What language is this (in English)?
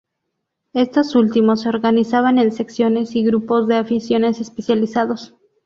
Spanish